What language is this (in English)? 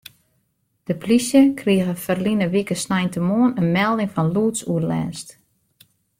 Western Frisian